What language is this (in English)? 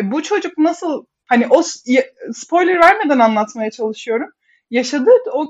Turkish